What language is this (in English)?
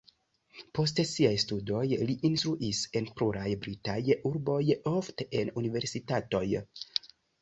Esperanto